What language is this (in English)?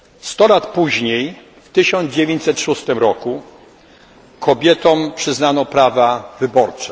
Polish